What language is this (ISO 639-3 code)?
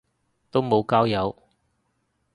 yue